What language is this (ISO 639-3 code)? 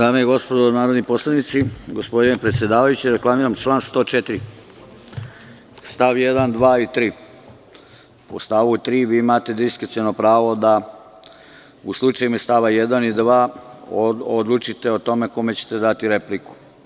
srp